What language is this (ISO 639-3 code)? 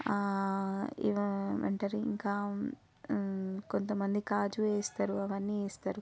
tel